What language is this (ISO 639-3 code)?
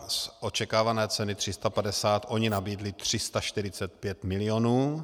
ces